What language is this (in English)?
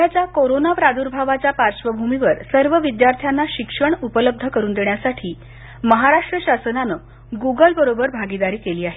Marathi